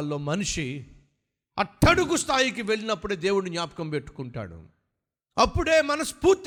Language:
Telugu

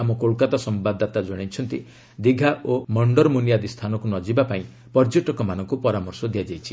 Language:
Odia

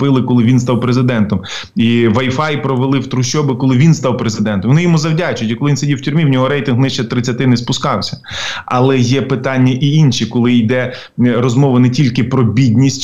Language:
Ukrainian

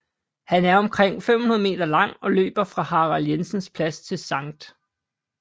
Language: Danish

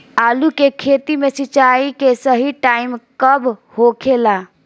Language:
Bhojpuri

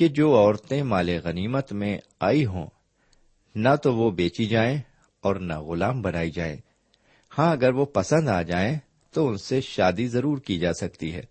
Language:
Urdu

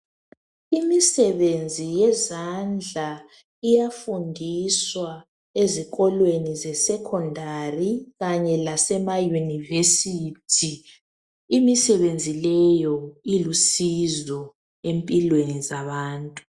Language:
North Ndebele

